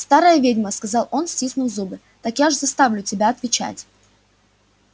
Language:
Russian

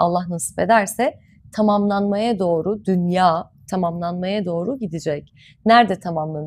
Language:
Turkish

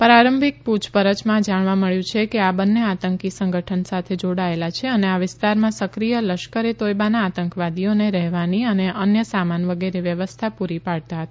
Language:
Gujarati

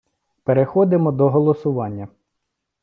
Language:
Ukrainian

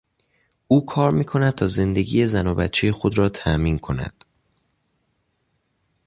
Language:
Persian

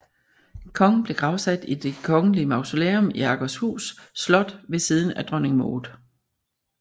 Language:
Danish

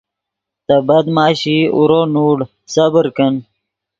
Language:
Yidgha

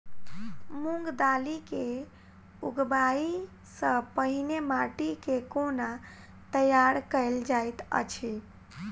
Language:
Maithili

